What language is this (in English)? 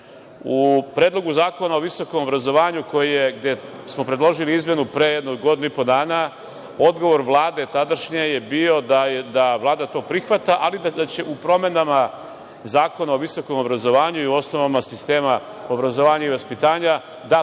Serbian